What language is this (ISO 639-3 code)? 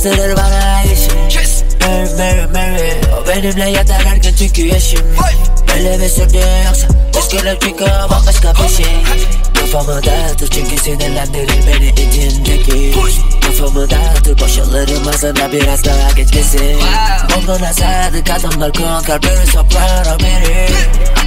tur